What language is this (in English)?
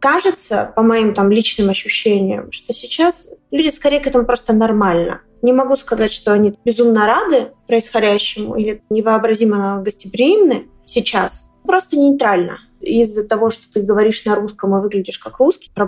Russian